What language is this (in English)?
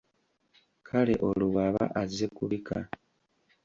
Ganda